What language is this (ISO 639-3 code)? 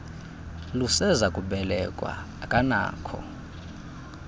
xho